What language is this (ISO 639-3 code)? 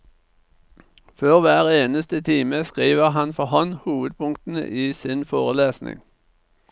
nor